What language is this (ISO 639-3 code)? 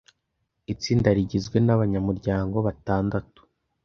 kin